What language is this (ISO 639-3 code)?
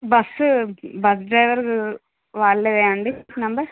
tel